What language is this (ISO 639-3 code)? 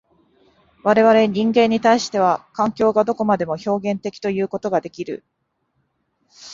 jpn